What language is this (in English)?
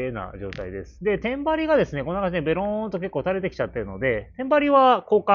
Japanese